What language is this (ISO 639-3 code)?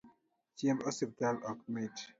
luo